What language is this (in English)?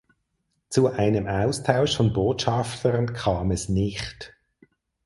German